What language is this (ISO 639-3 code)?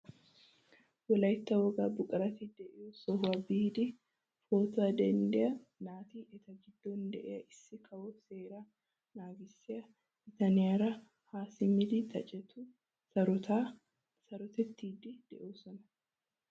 wal